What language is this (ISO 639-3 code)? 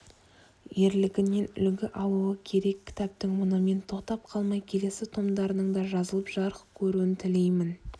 kaz